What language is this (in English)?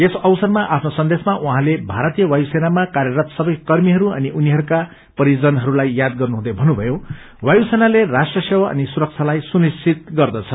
Nepali